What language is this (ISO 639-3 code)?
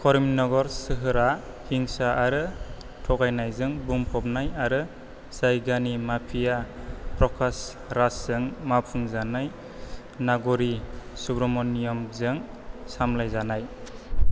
brx